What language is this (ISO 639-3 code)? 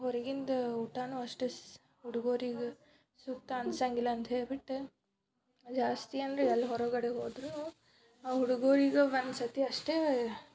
kan